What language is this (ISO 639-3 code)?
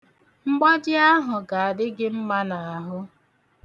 ibo